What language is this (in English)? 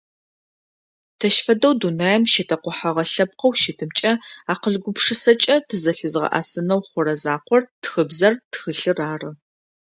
Adyghe